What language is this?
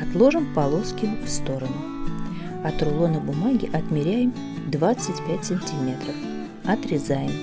Russian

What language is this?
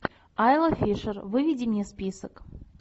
Russian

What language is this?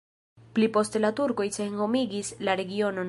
Esperanto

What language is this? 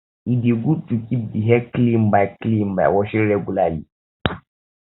Nigerian Pidgin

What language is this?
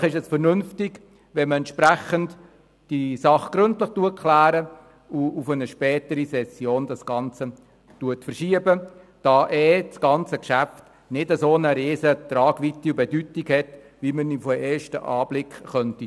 Swiss German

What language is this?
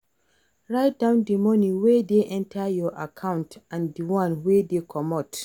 Nigerian Pidgin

